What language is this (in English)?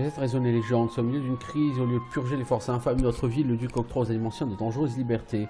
French